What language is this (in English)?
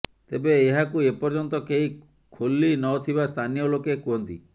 Odia